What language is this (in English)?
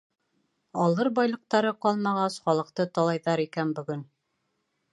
Bashkir